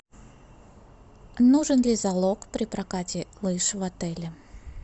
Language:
Russian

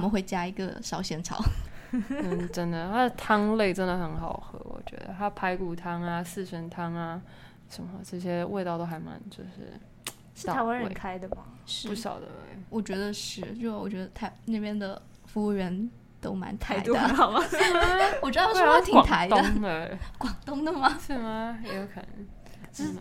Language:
Chinese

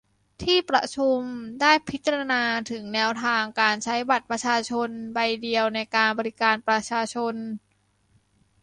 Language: Thai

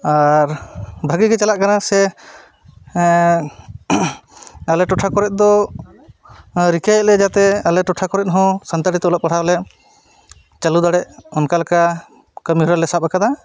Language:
Santali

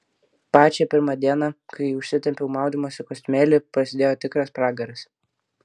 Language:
Lithuanian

